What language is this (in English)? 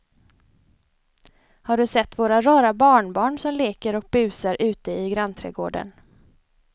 Swedish